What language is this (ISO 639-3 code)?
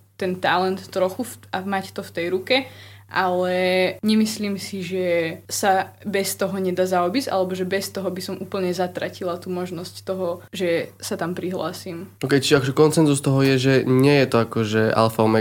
slk